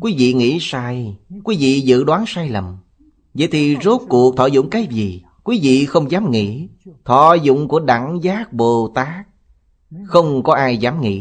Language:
Vietnamese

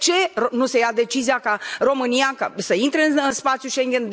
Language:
Romanian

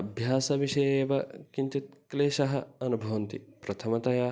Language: Sanskrit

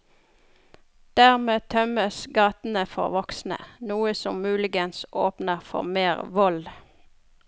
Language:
Norwegian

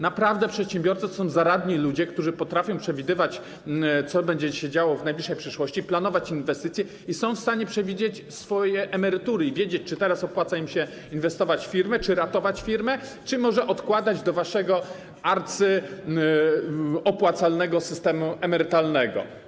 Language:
Polish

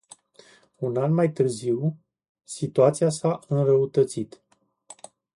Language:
Romanian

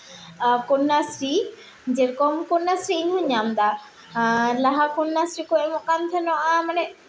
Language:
Santali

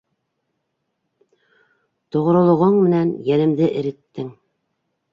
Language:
Bashkir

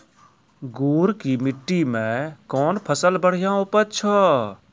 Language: Maithili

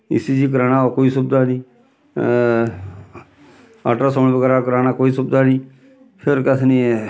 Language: Dogri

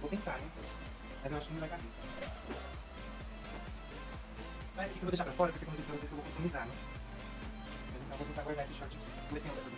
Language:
Portuguese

